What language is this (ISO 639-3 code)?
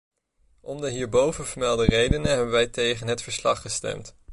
nld